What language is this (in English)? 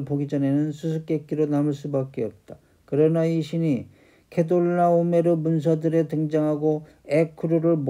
Korean